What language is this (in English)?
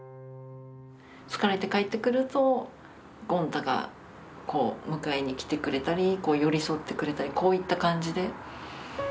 Japanese